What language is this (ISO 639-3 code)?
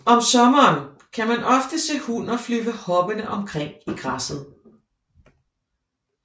dan